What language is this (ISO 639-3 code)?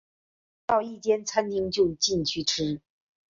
zho